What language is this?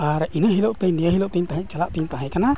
Santali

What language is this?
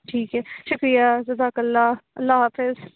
Urdu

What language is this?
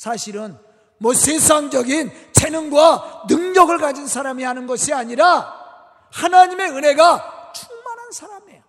Korean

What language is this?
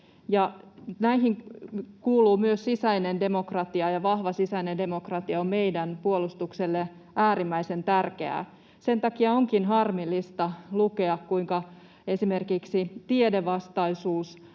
Finnish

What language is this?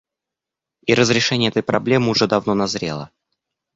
Russian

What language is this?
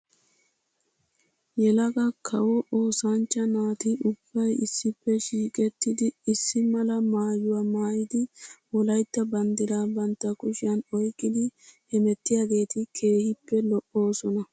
Wolaytta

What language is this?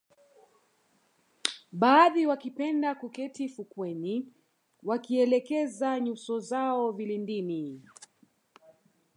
Swahili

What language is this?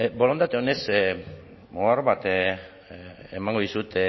Basque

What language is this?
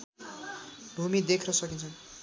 Nepali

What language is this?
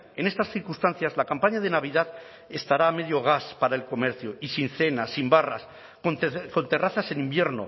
Spanish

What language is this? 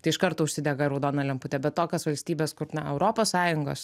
Lithuanian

